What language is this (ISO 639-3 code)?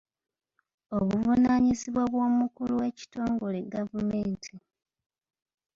lug